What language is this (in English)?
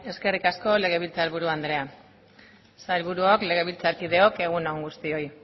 Basque